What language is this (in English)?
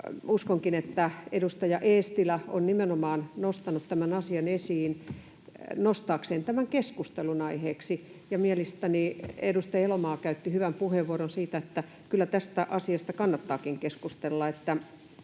Finnish